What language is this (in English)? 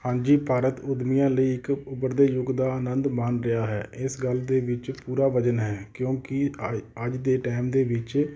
Punjabi